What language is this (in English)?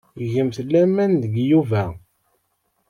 Kabyle